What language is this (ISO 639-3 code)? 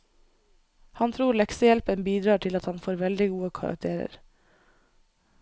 nor